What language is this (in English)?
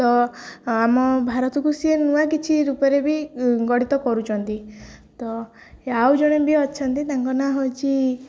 Odia